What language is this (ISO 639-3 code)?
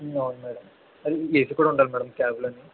tel